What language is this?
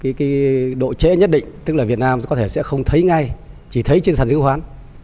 Vietnamese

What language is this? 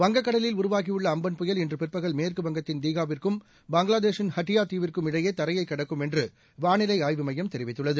Tamil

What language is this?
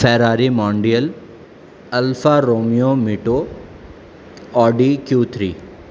Urdu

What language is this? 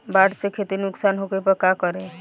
Bhojpuri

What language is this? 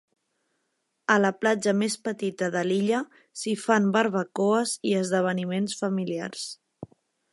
Catalan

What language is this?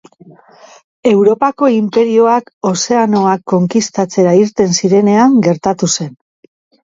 Basque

